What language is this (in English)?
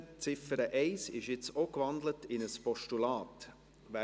Swiss German